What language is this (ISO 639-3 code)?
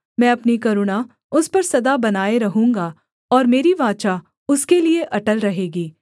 hin